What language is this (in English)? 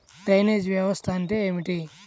Telugu